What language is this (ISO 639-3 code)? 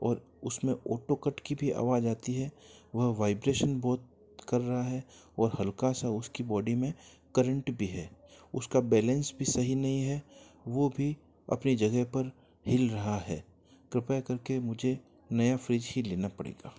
hin